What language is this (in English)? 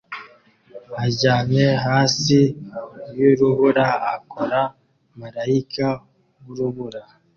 Kinyarwanda